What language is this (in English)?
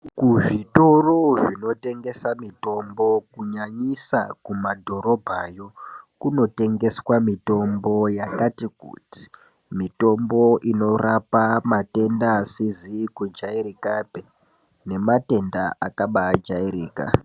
Ndau